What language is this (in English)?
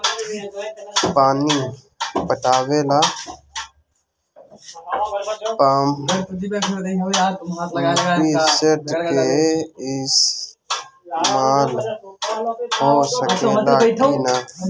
Bhojpuri